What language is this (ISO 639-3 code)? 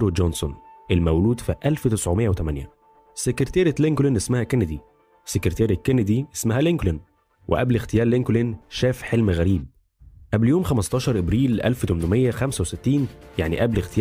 ara